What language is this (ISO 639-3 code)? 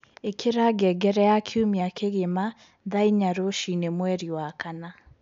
kik